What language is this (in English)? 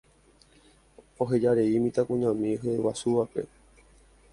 Guarani